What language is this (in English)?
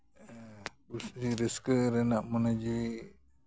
Santali